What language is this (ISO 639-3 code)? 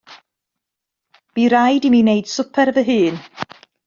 cym